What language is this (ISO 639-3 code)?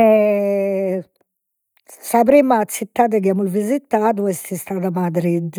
srd